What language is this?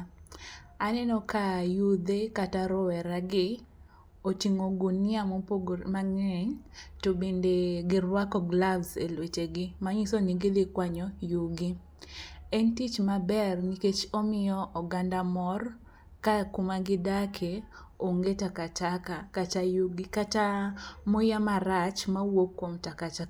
Luo (Kenya and Tanzania)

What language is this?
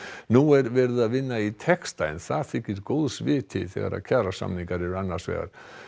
Icelandic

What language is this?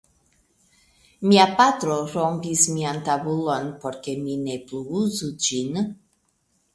Esperanto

